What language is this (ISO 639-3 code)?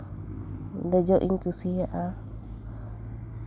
sat